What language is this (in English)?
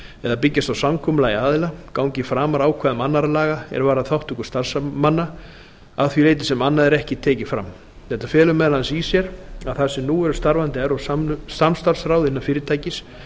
Icelandic